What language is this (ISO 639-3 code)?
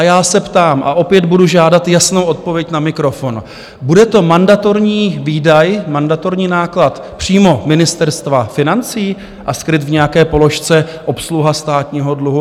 ces